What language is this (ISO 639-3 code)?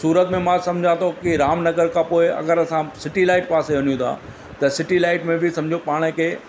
snd